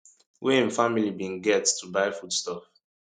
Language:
Nigerian Pidgin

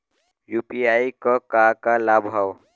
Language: Bhojpuri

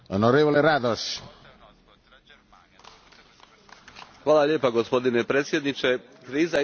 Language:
Croatian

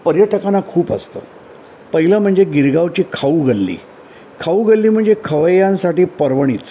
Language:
Marathi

